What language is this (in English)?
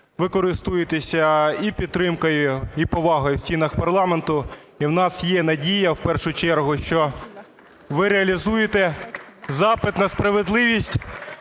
Ukrainian